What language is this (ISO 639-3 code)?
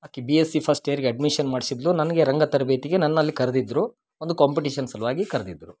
kan